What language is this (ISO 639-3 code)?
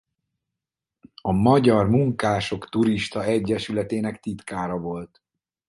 hun